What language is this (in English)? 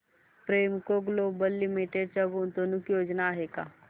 Marathi